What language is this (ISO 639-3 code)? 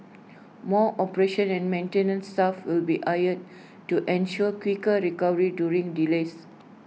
eng